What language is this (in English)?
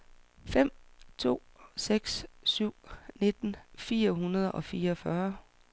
Danish